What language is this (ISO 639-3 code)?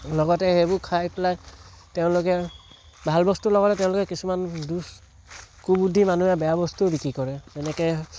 asm